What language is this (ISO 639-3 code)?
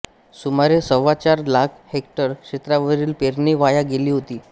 mar